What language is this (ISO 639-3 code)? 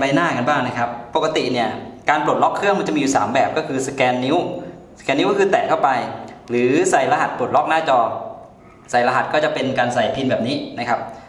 tha